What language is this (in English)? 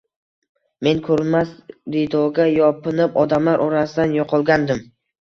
Uzbek